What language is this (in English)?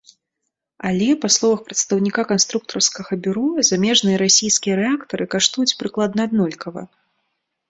Belarusian